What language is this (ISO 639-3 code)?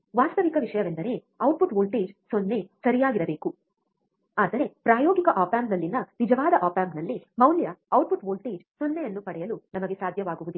kan